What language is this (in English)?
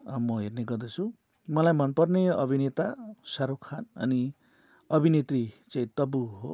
Nepali